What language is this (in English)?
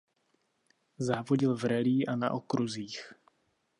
Czech